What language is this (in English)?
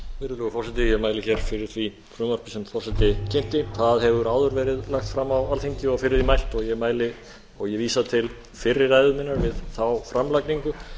Icelandic